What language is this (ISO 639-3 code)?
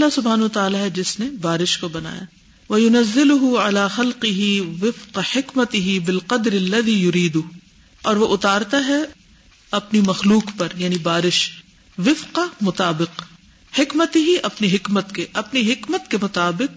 urd